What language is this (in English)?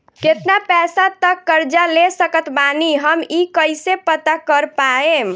Bhojpuri